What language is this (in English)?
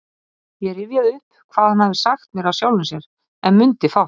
Icelandic